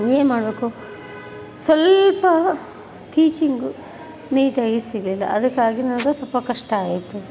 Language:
Kannada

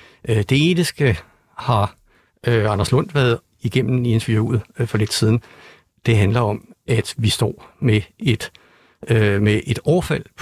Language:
Danish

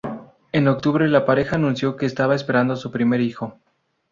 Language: Spanish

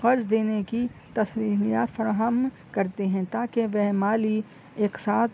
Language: Urdu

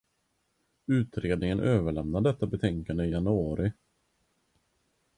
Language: Swedish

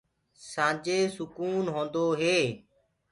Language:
Gurgula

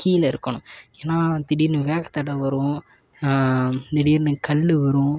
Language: Tamil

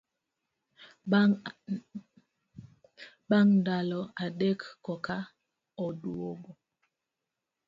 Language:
Luo (Kenya and Tanzania)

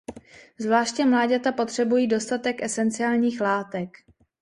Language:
Czech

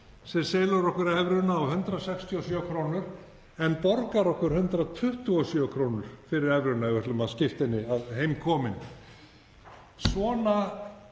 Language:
Icelandic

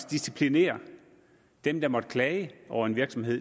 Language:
Danish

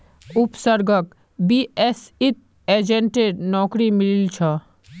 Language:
Magahi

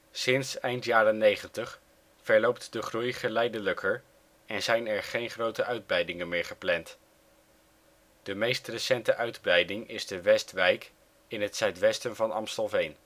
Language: Dutch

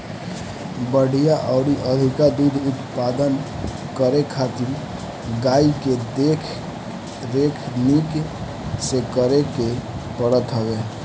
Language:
Bhojpuri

